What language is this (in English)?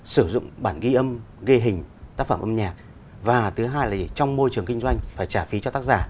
Vietnamese